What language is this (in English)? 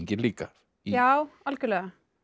Icelandic